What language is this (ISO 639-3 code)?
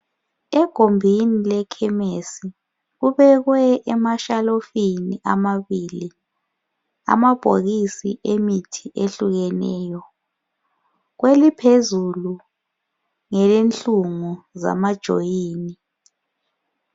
nde